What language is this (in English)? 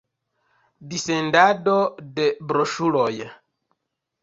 Esperanto